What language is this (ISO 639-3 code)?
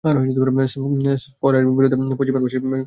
ben